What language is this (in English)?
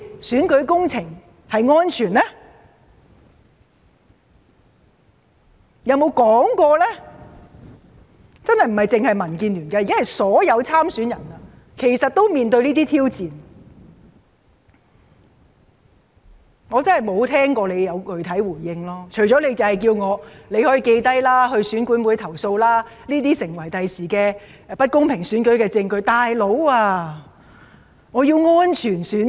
Cantonese